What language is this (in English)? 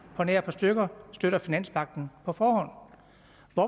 Danish